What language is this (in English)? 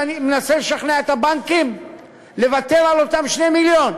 Hebrew